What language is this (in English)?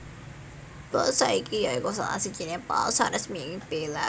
Javanese